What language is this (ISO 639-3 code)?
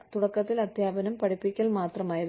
mal